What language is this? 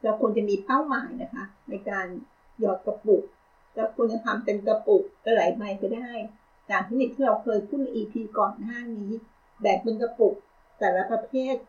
Thai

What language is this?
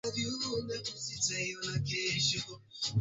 Swahili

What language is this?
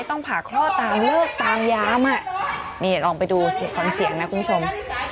Thai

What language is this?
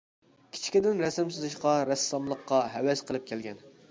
Uyghur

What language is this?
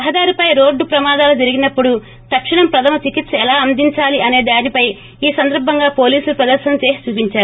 Telugu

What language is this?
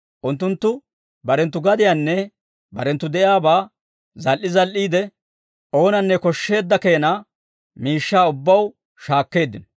Dawro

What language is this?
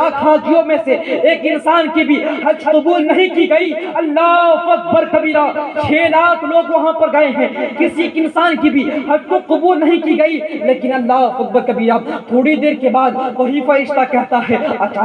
Urdu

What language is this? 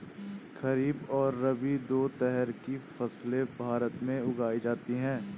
Hindi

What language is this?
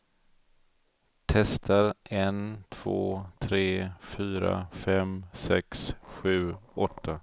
Swedish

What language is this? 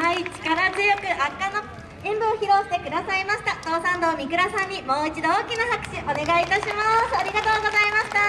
Japanese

